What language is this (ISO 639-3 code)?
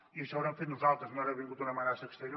cat